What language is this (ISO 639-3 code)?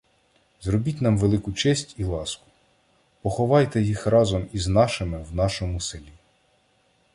ukr